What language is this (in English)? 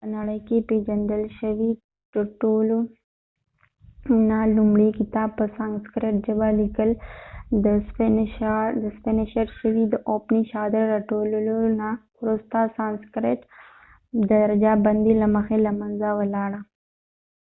Pashto